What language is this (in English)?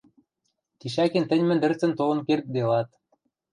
Western Mari